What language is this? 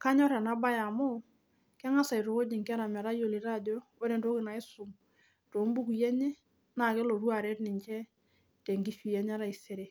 Masai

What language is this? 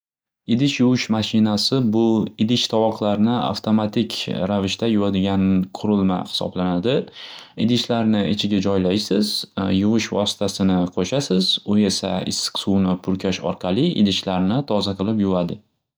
Uzbek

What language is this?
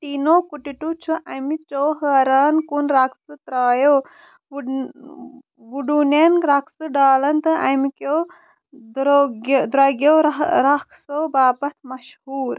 Kashmiri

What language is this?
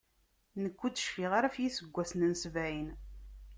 Kabyle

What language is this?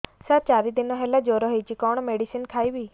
Odia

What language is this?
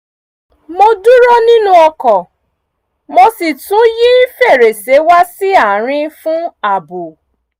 Yoruba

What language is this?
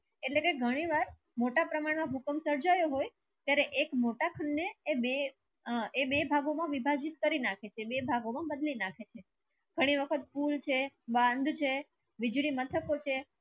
Gujarati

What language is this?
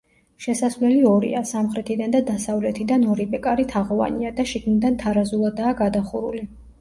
Georgian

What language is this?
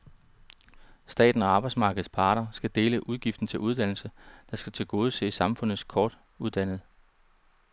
Danish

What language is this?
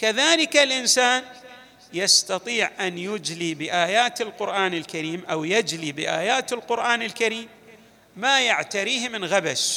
Arabic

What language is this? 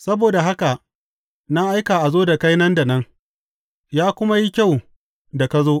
Hausa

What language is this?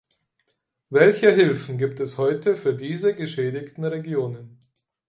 German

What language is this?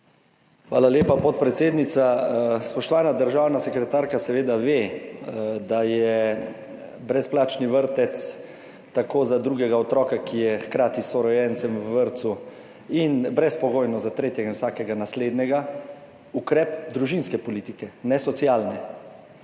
Slovenian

